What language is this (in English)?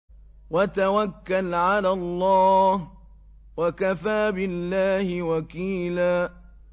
Arabic